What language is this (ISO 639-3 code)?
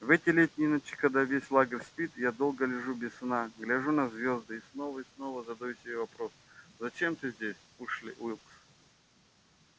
rus